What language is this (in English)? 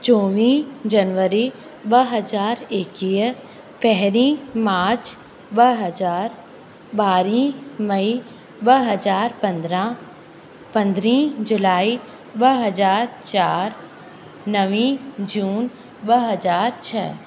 Sindhi